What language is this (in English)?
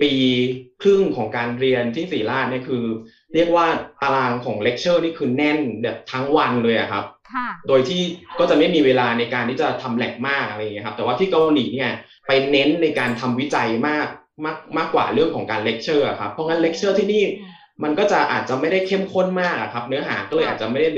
Thai